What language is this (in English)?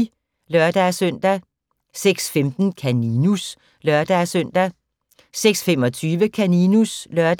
Danish